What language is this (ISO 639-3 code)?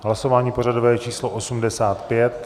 ces